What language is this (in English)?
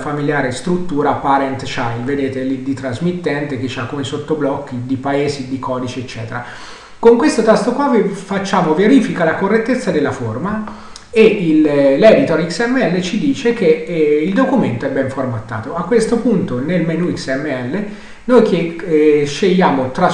Italian